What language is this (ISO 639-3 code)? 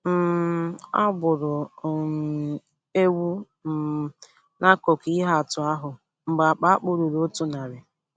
ibo